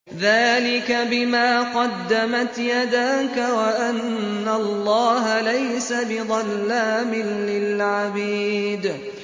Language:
Arabic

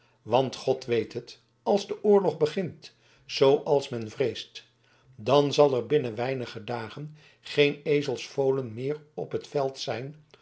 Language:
Dutch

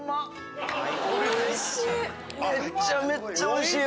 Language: Japanese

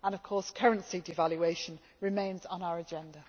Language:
English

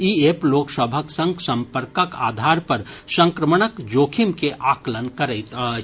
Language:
Maithili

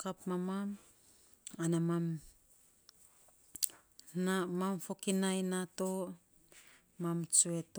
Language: Saposa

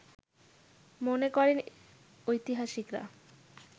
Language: Bangla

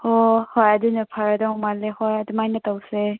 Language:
Manipuri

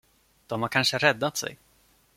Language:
Swedish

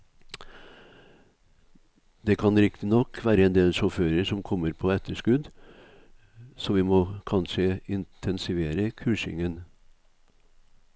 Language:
Norwegian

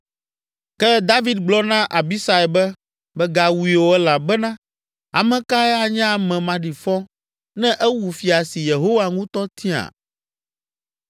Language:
Ewe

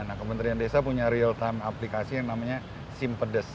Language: Indonesian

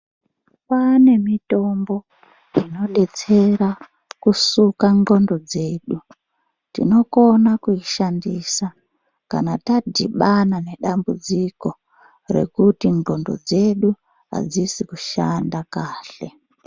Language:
Ndau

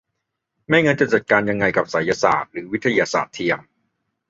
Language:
Thai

